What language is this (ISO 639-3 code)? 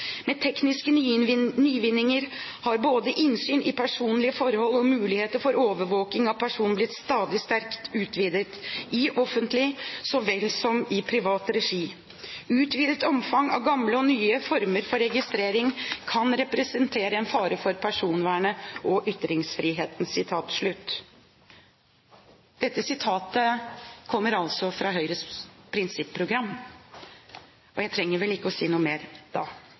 nob